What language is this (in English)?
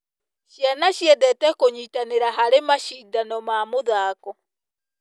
Kikuyu